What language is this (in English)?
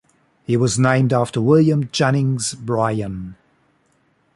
English